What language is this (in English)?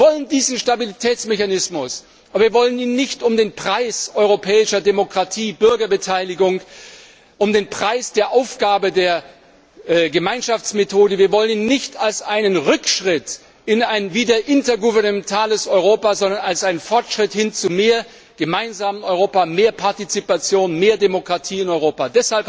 German